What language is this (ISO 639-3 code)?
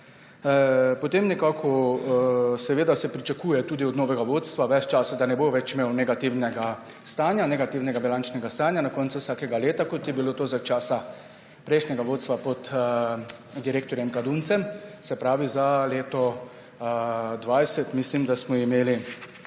slv